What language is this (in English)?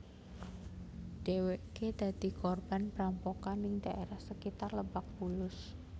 Javanese